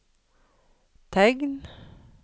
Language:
Norwegian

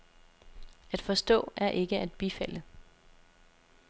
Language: Danish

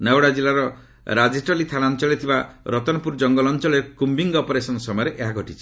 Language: Odia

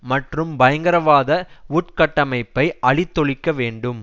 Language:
Tamil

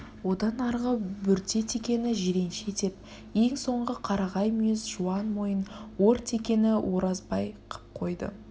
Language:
Kazakh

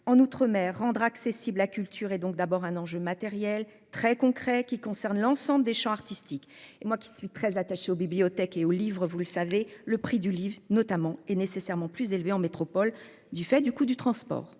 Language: French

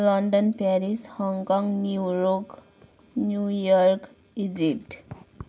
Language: Nepali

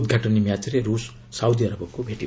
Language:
Odia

